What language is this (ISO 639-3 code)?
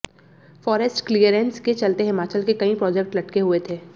hin